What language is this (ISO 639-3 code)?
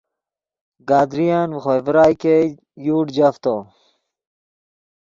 ydg